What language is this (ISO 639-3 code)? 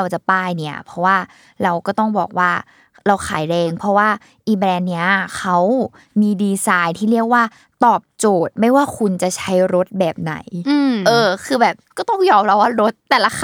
tha